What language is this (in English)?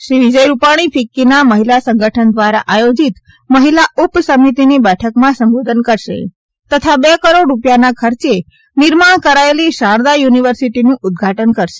Gujarati